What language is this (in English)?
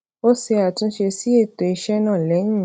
Yoruba